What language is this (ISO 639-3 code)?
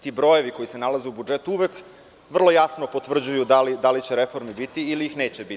srp